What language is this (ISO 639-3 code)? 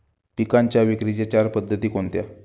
mar